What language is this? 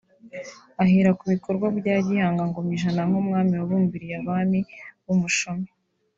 Kinyarwanda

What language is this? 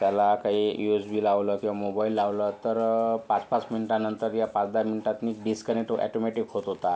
Marathi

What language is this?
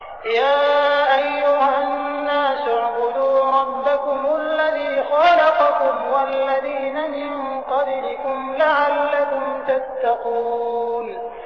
Arabic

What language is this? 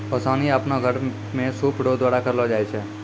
Maithili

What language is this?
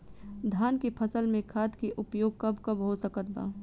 Bhojpuri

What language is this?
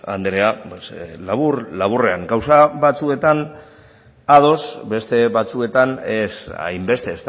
Basque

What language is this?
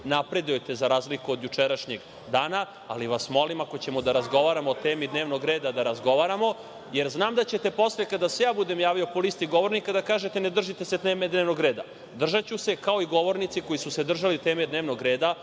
Serbian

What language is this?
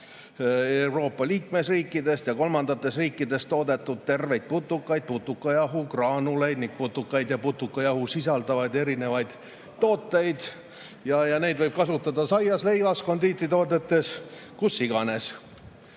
Estonian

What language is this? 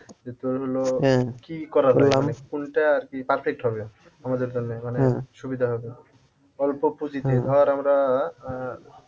Bangla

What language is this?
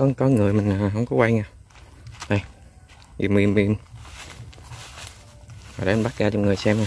Vietnamese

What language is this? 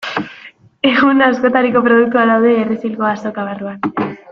Basque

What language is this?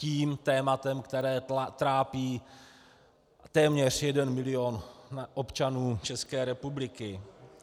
Czech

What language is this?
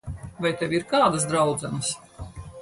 Latvian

